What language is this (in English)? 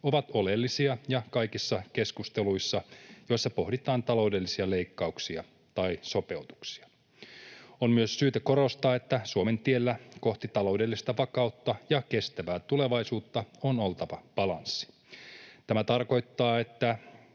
Finnish